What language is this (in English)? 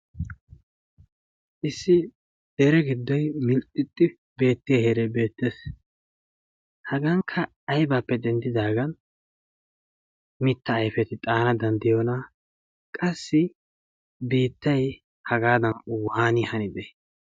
Wolaytta